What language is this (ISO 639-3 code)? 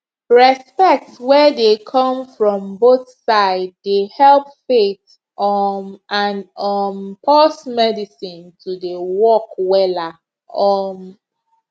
pcm